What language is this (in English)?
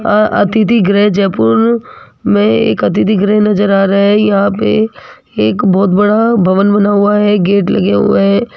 Hindi